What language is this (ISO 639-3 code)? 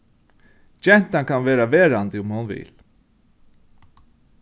fao